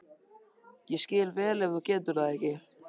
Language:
Icelandic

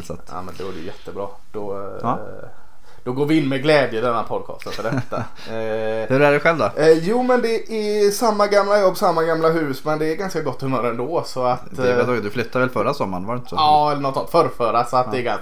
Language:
Swedish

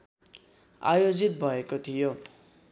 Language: Nepali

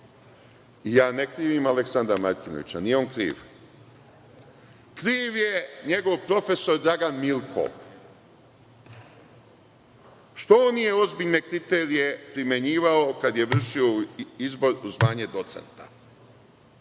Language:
Serbian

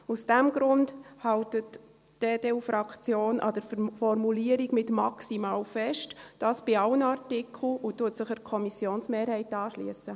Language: Swiss German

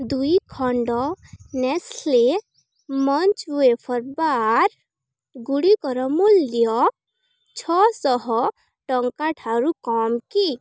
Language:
Odia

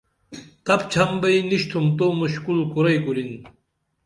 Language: Dameli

